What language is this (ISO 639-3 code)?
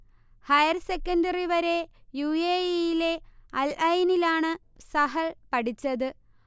mal